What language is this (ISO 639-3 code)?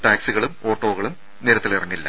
mal